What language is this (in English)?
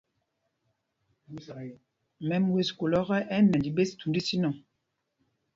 Mpumpong